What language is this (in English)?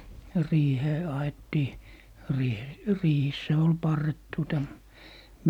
Finnish